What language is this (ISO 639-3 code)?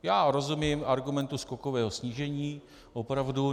ces